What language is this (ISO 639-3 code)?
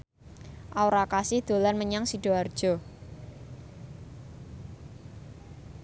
jav